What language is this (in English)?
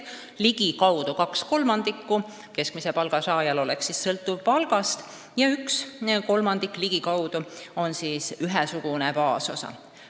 Estonian